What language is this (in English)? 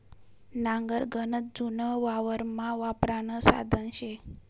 Marathi